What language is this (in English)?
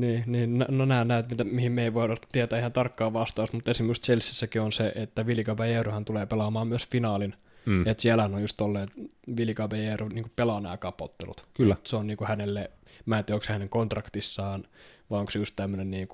Finnish